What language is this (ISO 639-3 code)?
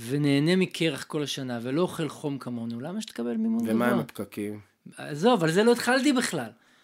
heb